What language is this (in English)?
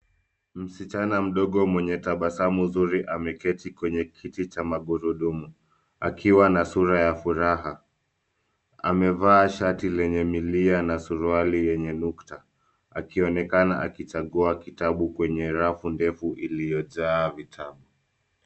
Swahili